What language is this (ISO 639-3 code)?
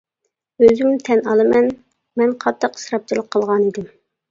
uig